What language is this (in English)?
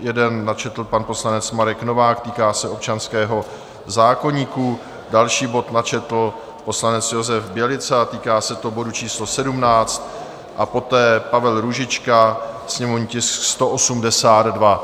Czech